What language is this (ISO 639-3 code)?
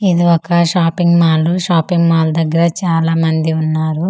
tel